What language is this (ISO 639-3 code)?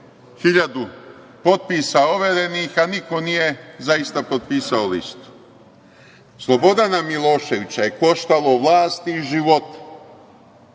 srp